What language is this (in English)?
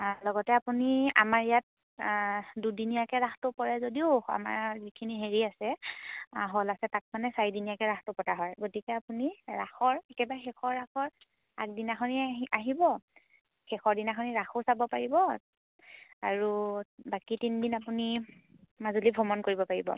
Assamese